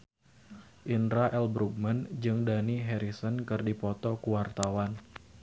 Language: Sundanese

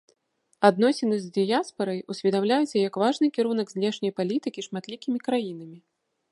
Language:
Belarusian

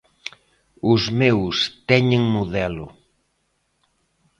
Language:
Galician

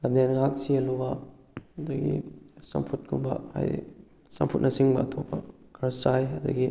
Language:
Manipuri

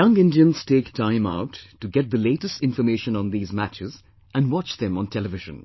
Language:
English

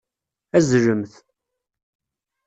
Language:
Kabyle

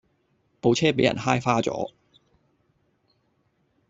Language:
Cantonese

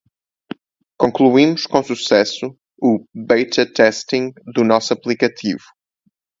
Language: Portuguese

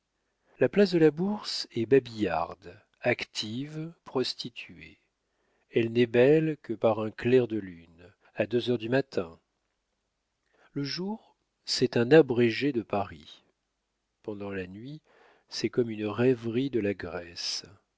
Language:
French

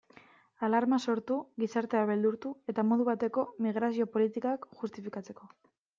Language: Basque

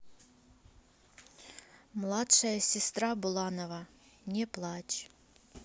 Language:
Russian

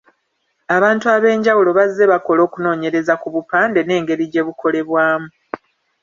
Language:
Ganda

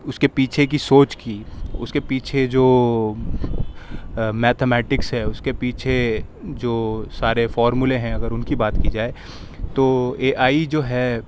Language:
Urdu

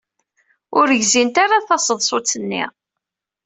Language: Kabyle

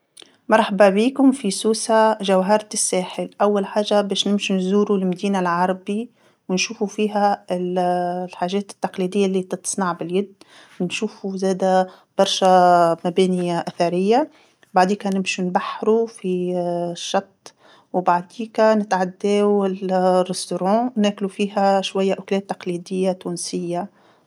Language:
Tunisian Arabic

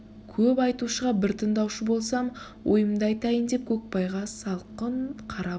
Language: Kazakh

